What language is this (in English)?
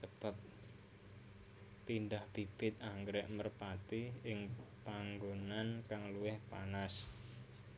Javanese